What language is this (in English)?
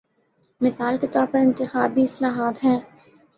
Urdu